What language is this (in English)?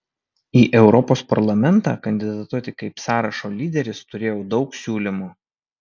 Lithuanian